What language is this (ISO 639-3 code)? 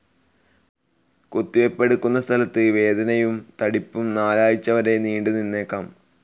mal